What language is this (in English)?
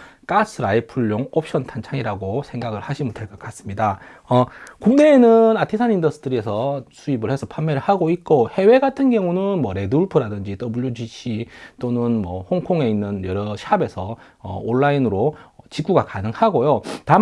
Korean